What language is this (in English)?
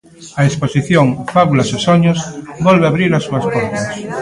Galician